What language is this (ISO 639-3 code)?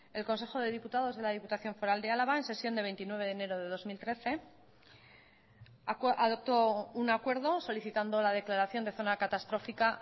spa